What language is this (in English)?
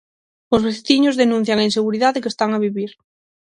Galician